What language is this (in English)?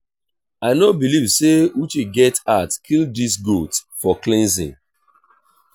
Nigerian Pidgin